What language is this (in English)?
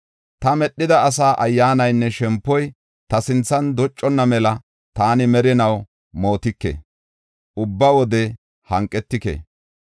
Gofa